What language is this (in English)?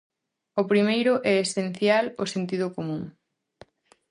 Galician